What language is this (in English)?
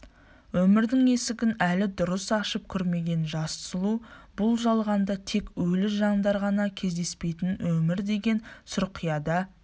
Kazakh